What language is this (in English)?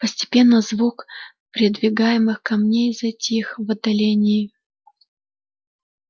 Russian